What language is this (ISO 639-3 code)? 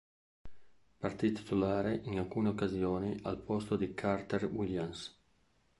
ita